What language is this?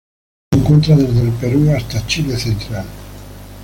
Spanish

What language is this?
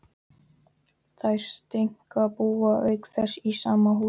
Icelandic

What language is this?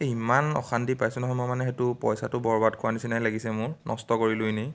Assamese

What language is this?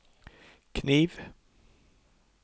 Norwegian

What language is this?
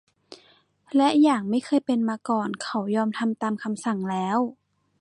Thai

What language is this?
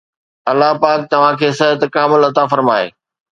Sindhi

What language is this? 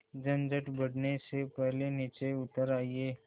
Hindi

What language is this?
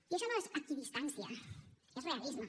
Catalan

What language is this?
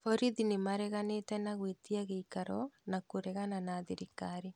Kikuyu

